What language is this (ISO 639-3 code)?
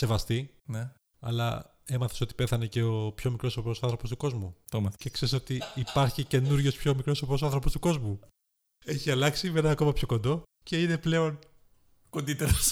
ell